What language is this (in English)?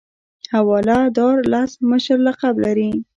Pashto